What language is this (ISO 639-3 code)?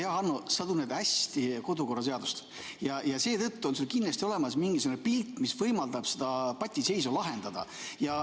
est